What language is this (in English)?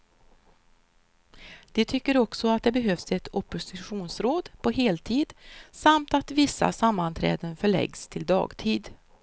Swedish